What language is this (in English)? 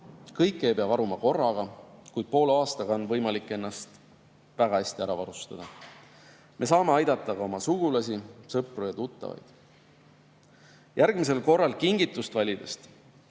Estonian